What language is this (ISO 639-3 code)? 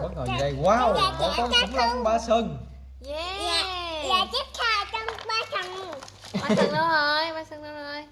vie